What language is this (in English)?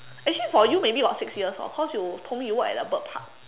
English